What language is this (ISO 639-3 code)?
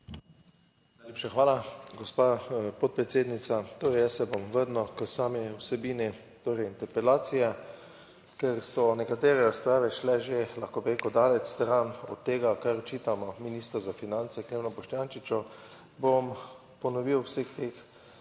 slv